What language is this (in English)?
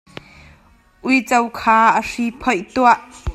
Hakha Chin